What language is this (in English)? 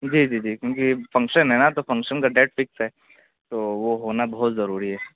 Urdu